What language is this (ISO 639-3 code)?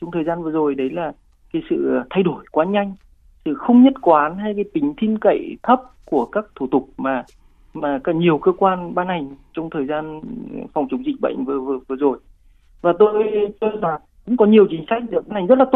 vie